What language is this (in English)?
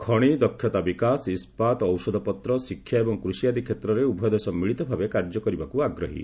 Odia